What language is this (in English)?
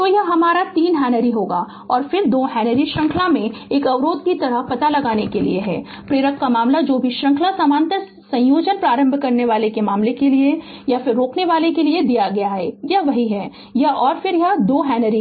Hindi